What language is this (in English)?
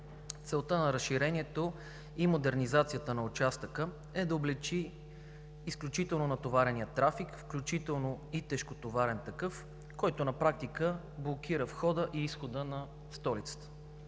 Bulgarian